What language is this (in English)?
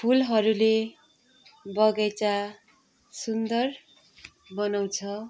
Nepali